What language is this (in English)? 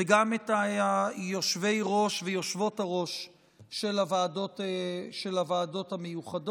Hebrew